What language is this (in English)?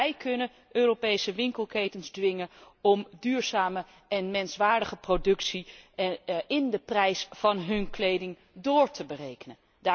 Dutch